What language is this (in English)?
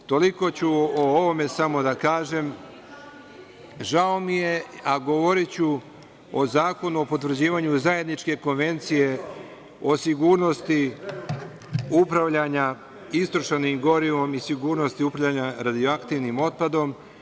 Serbian